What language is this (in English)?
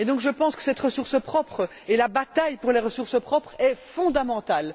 French